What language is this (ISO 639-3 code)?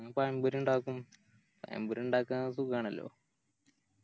mal